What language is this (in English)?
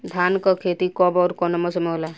Bhojpuri